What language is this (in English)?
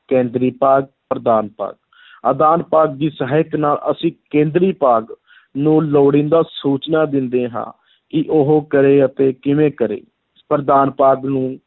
Punjabi